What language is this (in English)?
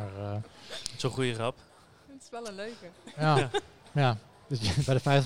Dutch